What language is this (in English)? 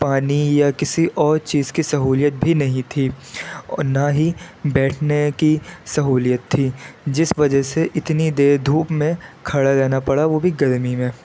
Urdu